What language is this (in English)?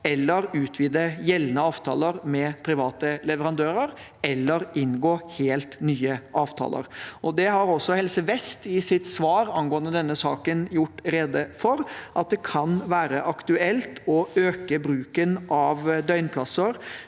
Norwegian